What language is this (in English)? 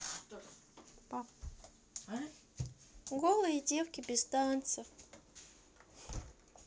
Russian